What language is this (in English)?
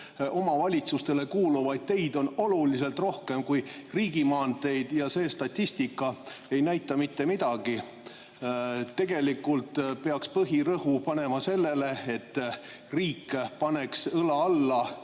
Estonian